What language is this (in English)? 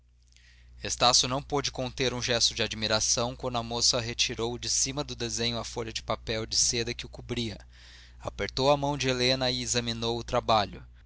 Portuguese